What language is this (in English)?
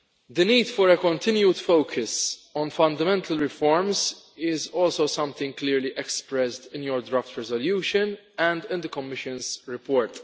English